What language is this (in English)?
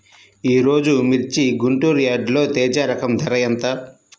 Telugu